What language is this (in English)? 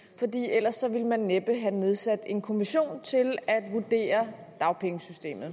Danish